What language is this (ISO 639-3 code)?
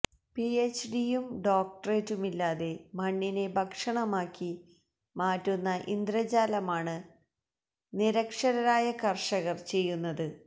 mal